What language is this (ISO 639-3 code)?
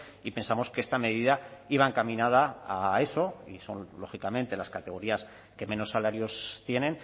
spa